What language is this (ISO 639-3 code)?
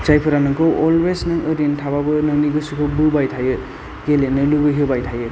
brx